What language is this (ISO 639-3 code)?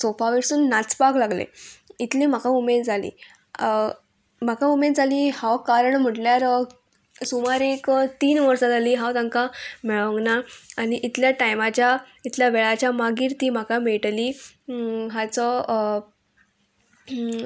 kok